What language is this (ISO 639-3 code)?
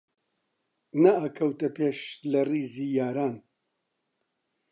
ckb